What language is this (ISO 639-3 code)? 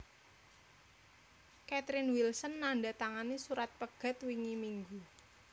jav